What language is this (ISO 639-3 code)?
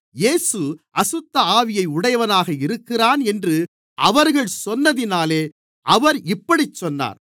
tam